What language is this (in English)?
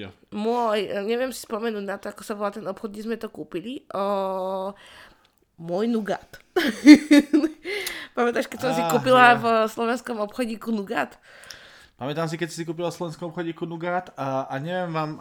Slovak